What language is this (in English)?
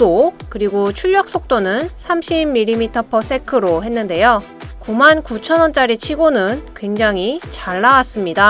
Korean